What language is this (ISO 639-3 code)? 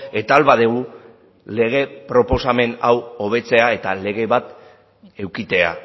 eus